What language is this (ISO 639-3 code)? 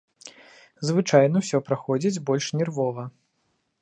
bel